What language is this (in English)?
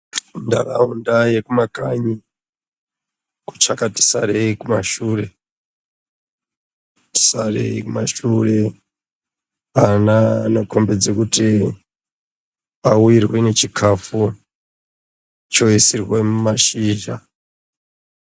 Ndau